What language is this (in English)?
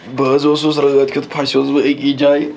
Kashmiri